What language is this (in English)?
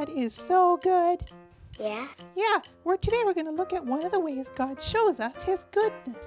English